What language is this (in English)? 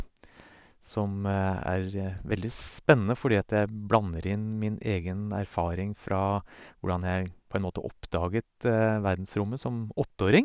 Norwegian